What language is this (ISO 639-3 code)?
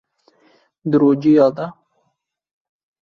kur